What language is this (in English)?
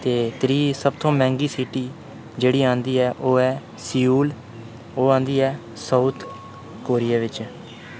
Dogri